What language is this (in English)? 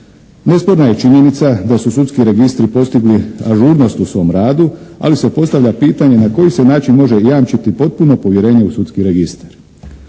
Croatian